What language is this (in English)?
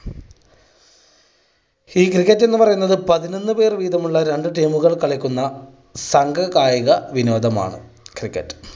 Malayalam